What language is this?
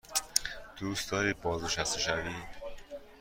Persian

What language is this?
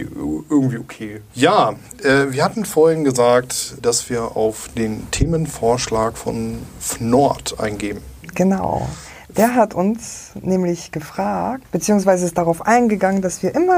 German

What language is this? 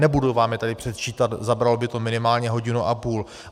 Czech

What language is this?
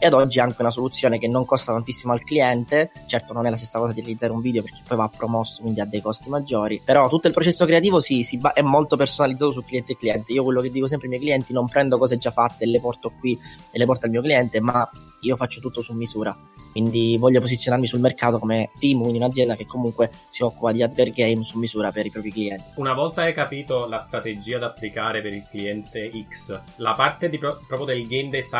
Italian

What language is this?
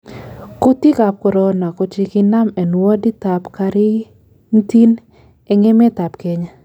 Kalenjin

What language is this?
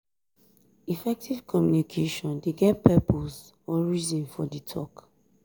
Nigerian Pidgin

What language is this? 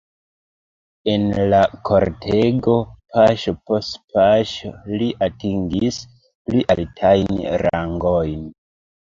Esperanto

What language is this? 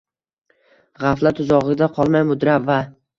Uzbek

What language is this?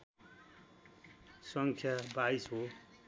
Nepali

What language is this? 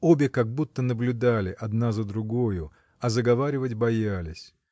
Russian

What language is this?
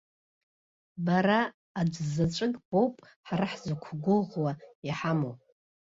Abkhazian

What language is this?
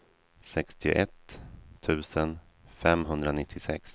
Swedish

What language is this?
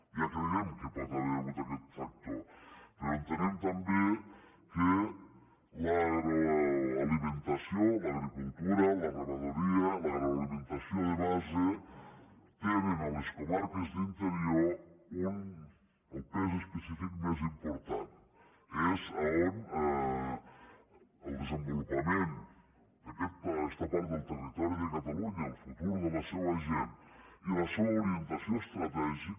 Catalan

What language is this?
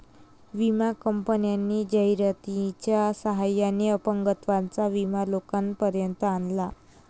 Marathi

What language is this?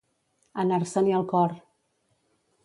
Catalan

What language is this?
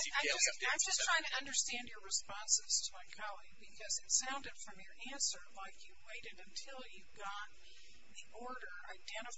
English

